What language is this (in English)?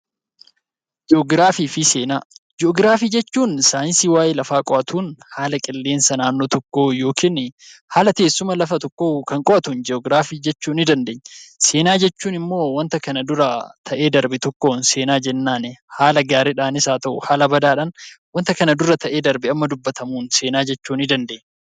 Oromo